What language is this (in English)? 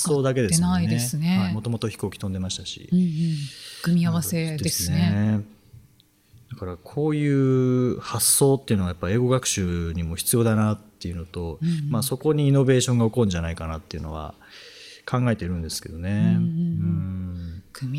Japanese